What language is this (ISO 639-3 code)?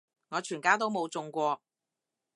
yue